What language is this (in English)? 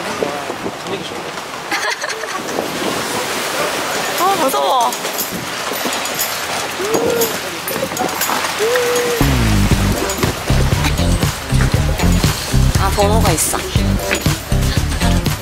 Korean